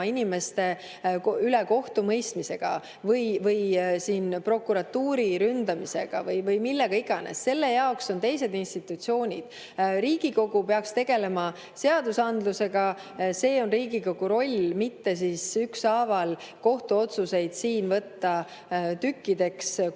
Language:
Estonian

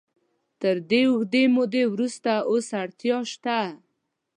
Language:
Pashto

